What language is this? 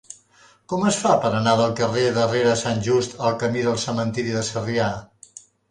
Catalan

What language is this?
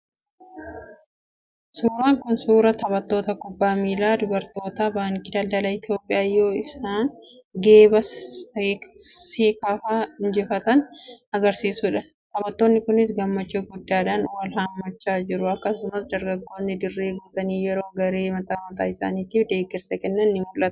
Oromo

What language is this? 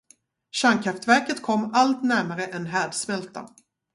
Swedish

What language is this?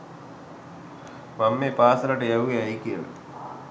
Sinhala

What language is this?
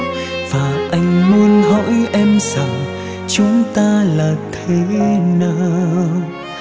Vietnamese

